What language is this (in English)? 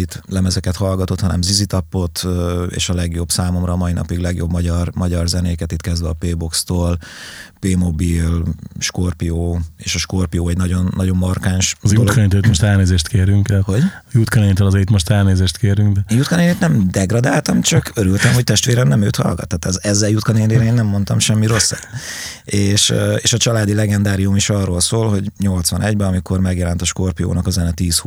Hungarian